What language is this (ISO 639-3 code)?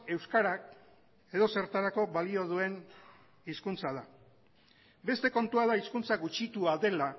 eus